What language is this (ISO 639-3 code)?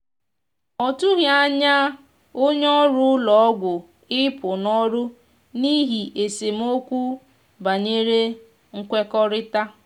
ibo